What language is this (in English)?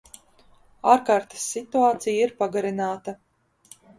Latvian